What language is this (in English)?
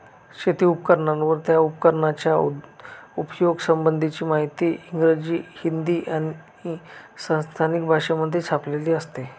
Marathi